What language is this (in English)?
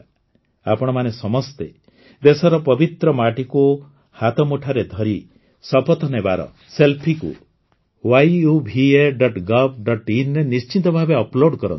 Odia